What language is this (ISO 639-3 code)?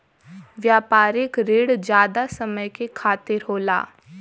bho